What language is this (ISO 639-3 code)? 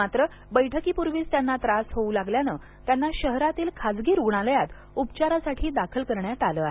mar